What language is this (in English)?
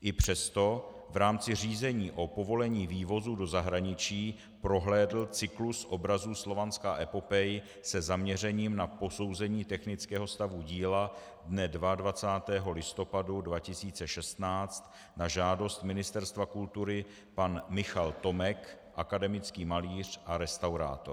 Czech